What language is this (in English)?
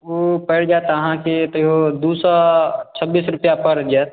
Maithili